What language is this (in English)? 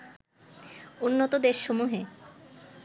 Bangla